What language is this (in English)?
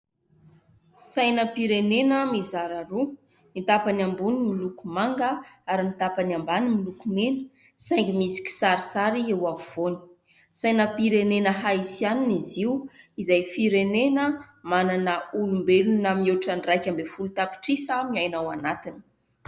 Malagasy